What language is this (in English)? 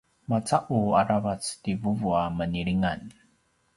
Paiwan